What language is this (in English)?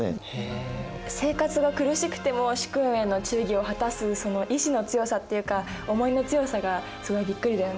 Japanese